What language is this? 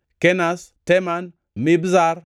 Luo (Kenya and Tanzania)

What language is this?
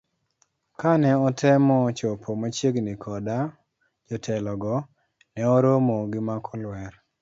Luo (Kenya and Tanzania)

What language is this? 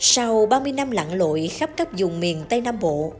Vietnamese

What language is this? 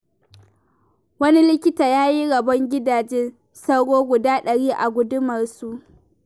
Hausa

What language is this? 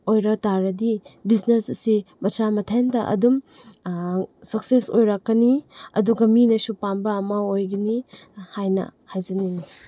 Manipuri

